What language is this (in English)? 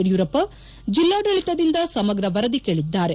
Kannada